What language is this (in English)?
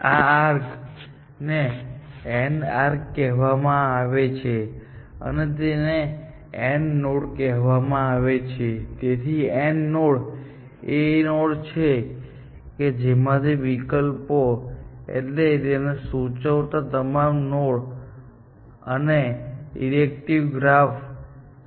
Gujarati